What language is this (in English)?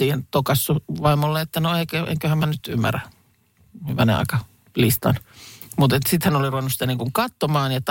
Finnish